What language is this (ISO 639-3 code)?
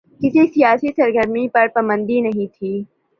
urd